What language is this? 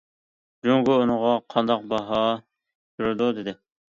Uyghur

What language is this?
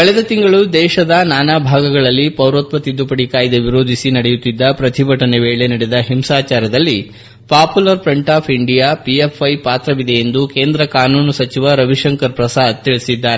Kannada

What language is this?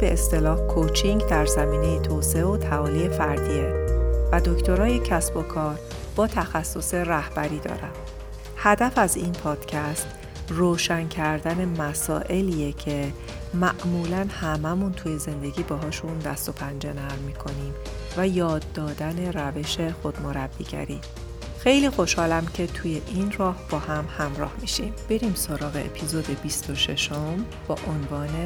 Persian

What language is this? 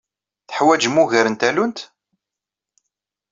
Kabyle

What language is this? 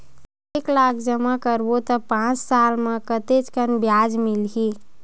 Chhattisgarhi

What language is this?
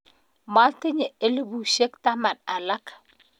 Kalenjin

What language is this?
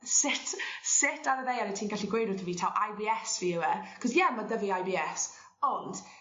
Welsh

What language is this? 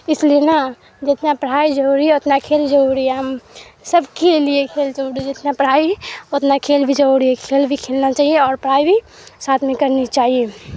Urdu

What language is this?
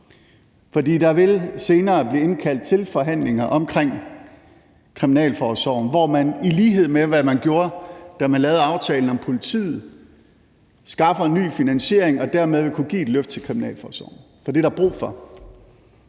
Danish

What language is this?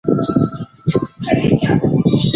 Chinese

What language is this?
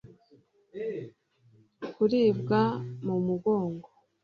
Kinyarwanda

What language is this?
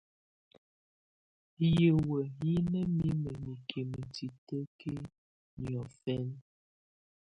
Tunen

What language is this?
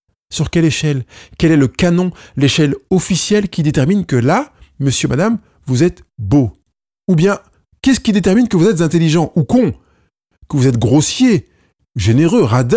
French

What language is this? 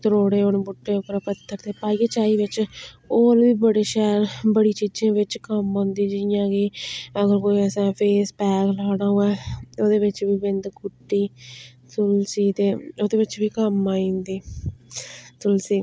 Dogri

